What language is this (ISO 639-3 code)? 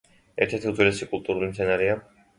kat